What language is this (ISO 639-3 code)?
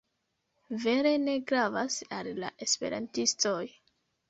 epo